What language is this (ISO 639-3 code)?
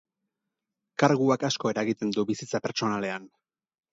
eus